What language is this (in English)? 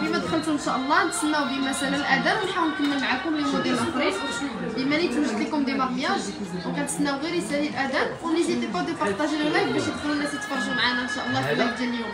Arabic